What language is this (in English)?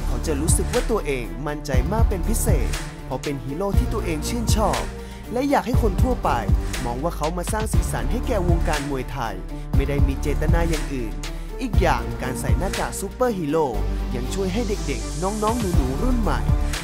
Thai